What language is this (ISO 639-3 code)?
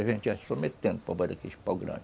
por